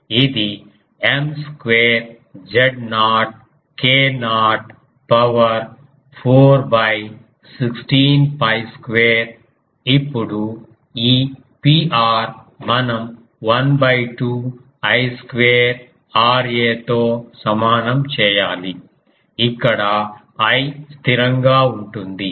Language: Telugu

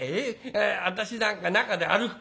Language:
Japanese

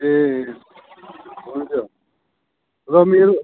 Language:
Nepali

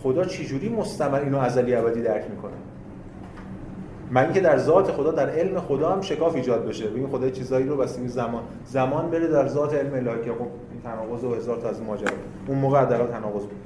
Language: Persian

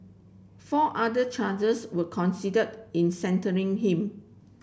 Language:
English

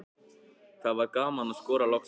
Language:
Icelandic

